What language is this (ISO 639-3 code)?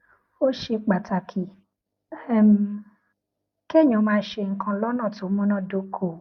yor